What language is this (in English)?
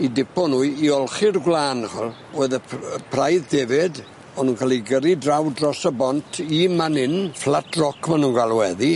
Welsh